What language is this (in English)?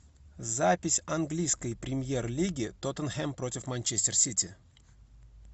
Russian